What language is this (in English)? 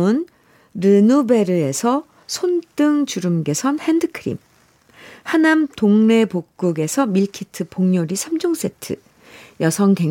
Korean